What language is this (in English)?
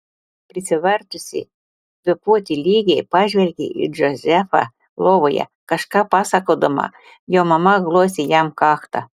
Lithuanian